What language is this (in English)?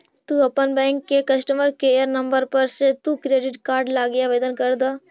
Magahi